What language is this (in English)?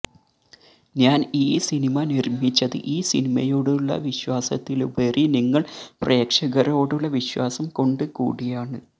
Malayalam